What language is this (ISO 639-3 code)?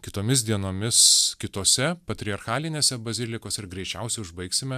lit